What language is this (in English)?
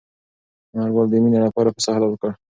Pashto